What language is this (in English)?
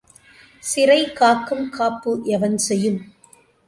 Tamil